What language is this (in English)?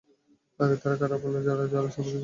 Bangla